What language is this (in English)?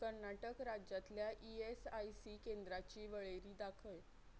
Konkani